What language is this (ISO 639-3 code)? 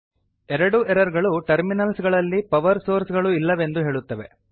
kan